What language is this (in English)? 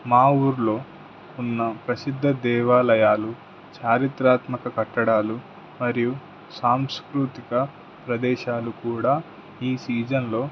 Telugu